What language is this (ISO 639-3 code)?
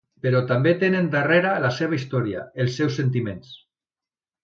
cat